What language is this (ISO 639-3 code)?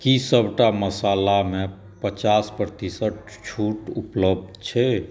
mai